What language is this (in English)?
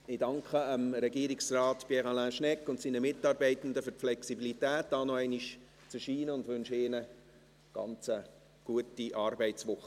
Swiss German